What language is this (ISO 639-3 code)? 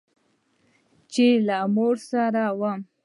pus